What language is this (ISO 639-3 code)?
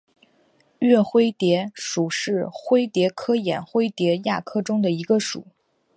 zho